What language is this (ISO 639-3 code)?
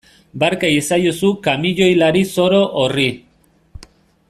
eus